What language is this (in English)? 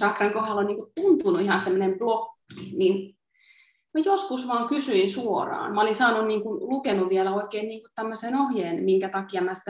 Finnish